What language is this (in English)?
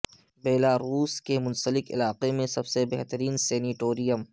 Urdu